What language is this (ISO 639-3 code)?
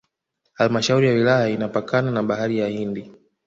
swa